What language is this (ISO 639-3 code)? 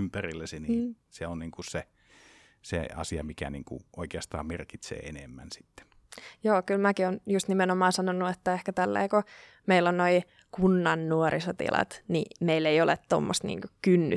fin